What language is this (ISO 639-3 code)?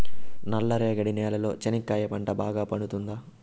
tel